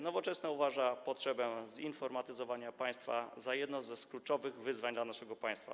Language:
Polish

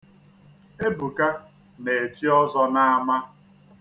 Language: Igbo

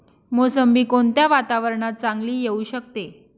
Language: Marathi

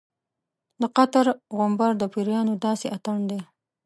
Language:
Pashto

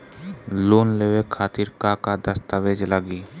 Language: Bhojpuri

